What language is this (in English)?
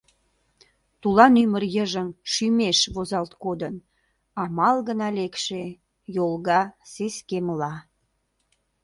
Mari